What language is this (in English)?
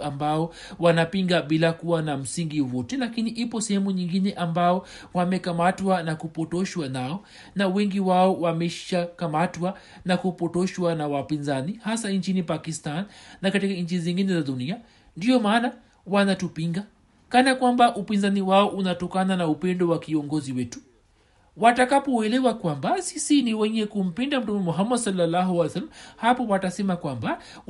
Swahili